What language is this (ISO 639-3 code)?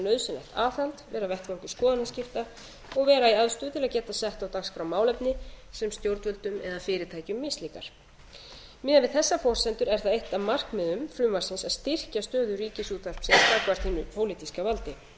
isl